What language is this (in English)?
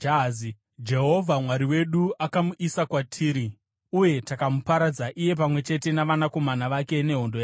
Shona